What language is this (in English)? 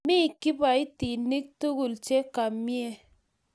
Kalenjin